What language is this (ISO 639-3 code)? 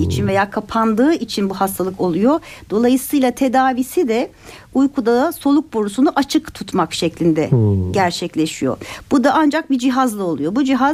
tur